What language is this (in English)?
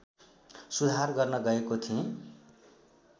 Nepali